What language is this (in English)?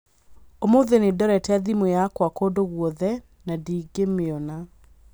Kikuyu